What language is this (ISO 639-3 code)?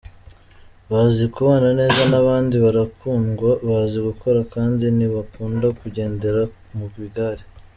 kin